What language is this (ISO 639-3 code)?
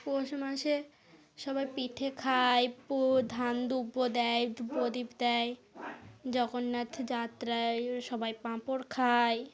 ben